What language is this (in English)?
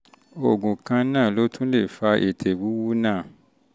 Yoruba